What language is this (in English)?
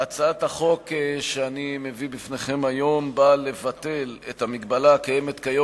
Hebrew